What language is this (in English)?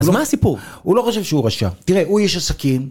Hebrew